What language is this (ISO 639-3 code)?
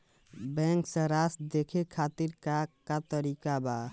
bho